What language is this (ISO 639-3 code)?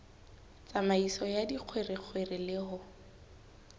sot